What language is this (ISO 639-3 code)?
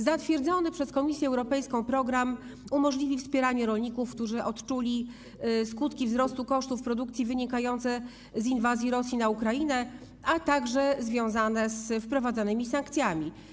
pol